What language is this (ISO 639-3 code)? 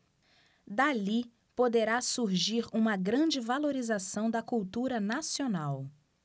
por